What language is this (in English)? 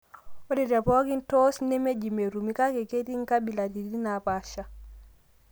Masai